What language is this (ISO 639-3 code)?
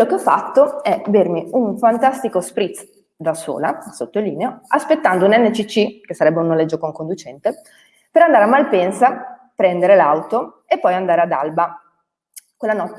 ita